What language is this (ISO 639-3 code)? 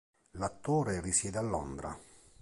ita